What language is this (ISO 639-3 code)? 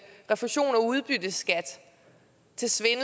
dan